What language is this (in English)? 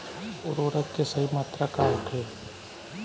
Bhojpuri